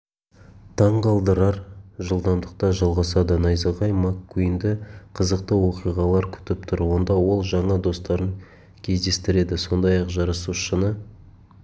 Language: Kazakh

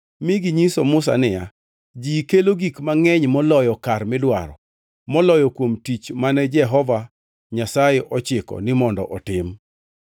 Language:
Luo (Kenya and Tanzania)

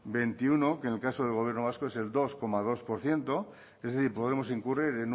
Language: Spanish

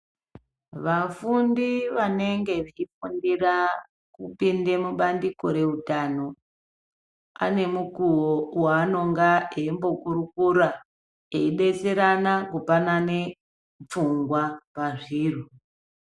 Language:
Ndau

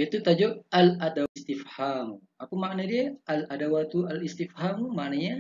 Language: Malay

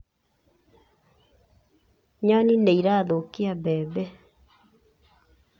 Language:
Kikuyu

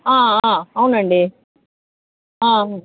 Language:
Telugu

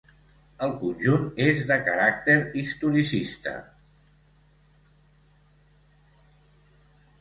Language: Catalan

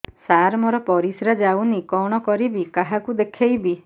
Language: Odia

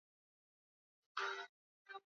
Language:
Swahili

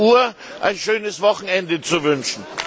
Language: German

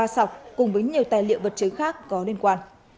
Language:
Vietnamese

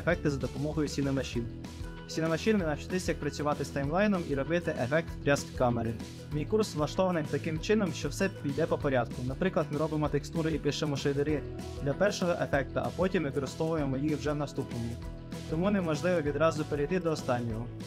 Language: Ukrainian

